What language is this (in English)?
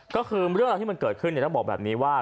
Thai